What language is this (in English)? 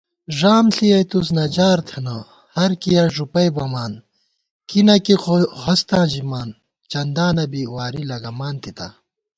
Gawar-Bati